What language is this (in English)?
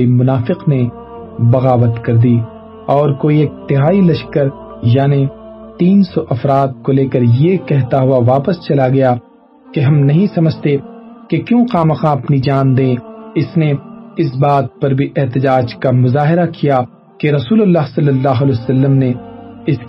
Urdu